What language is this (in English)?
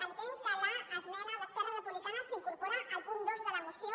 Catalan